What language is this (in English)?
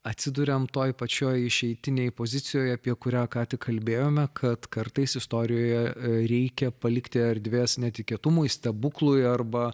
Lithuanian